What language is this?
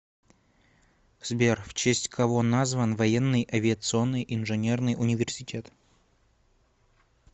Russian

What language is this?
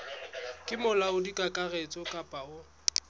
Southern Sotho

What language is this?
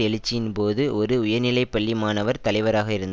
Tamil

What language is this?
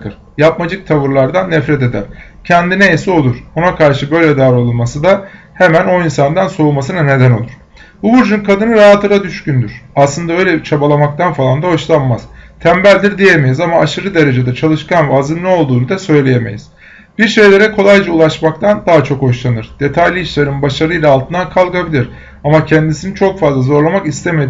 Turkish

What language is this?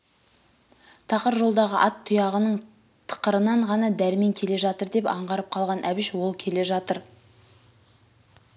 Kazakh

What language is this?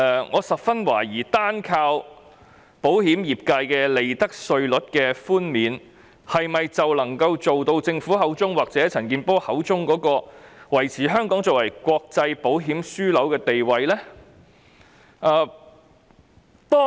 Cantonese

